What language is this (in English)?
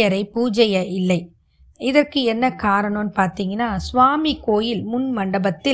Tamil